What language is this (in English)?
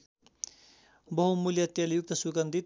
Nepali